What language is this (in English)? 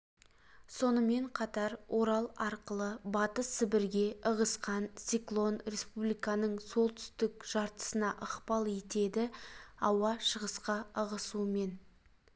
Kazakh